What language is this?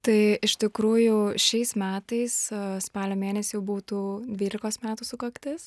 Lithuanian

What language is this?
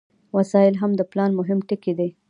Pashto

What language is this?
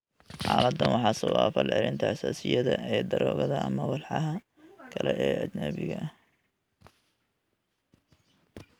Somali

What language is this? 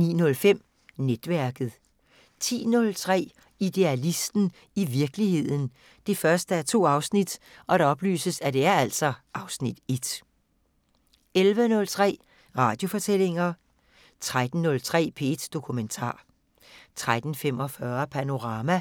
Danish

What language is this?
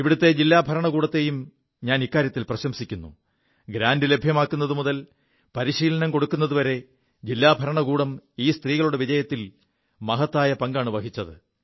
Malayalam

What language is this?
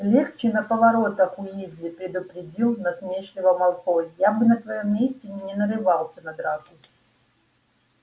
Russian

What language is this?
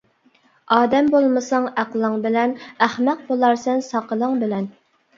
Uyghur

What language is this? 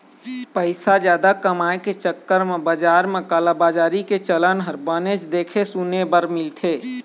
Chhattisgarhi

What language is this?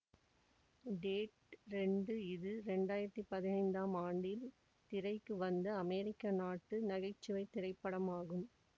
Tamil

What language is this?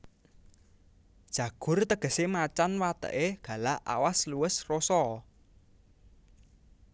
Javanese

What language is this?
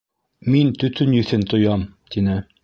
Bashkir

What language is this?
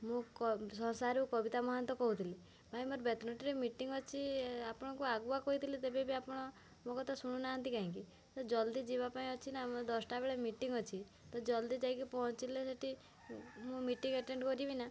Odia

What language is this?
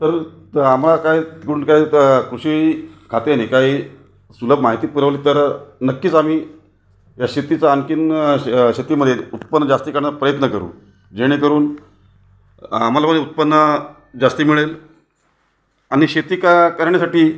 Marathi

